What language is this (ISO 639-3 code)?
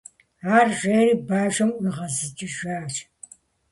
kbd